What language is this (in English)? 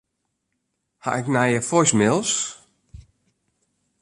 Western Frisian